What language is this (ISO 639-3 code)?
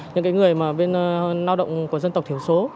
vie